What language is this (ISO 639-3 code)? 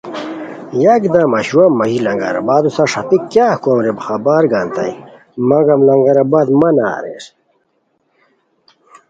khw